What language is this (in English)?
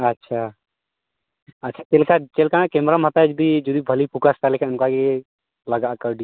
Santali